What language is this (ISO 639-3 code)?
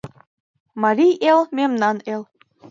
chm